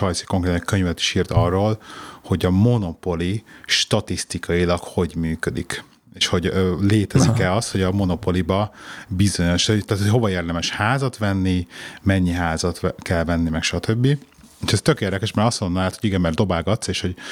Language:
Hungarian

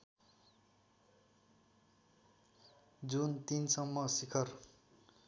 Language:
Nepali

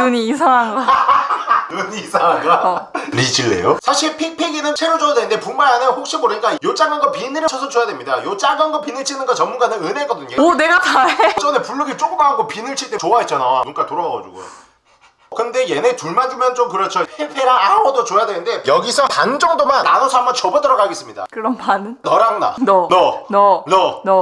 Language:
Korean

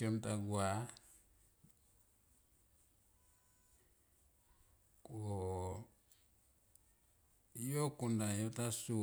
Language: Tomoip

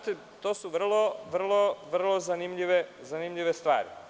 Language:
Serbian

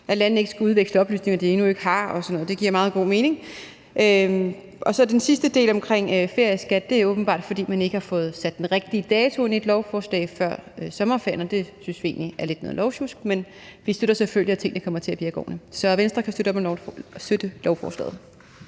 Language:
Danish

